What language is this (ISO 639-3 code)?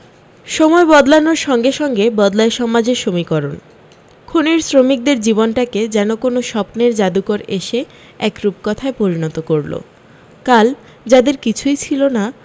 ben